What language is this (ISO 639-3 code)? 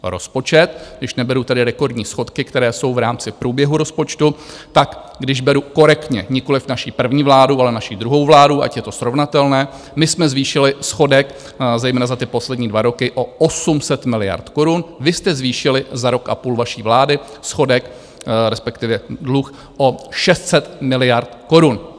ces